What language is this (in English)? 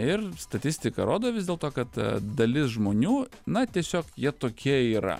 Lithuanian